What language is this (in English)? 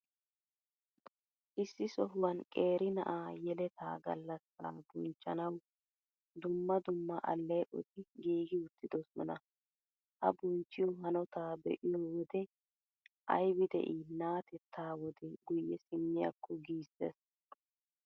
Wolaytta